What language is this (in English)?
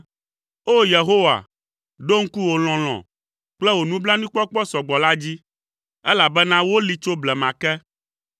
Ewe